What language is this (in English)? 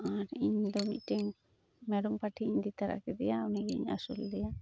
Santali